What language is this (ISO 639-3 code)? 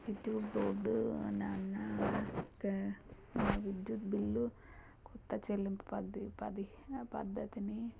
tel